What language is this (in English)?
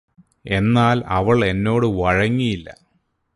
Malayalam